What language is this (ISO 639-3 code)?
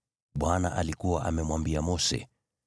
swa